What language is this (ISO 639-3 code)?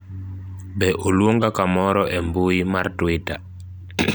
luo